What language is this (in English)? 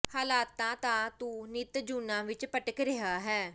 Punjabi